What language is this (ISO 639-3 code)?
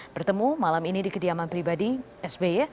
ind